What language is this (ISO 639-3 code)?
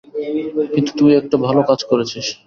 ben